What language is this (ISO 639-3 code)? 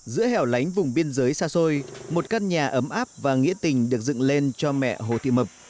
vie